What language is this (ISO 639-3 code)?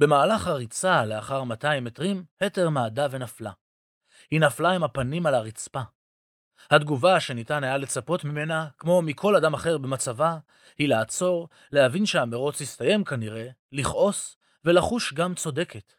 heb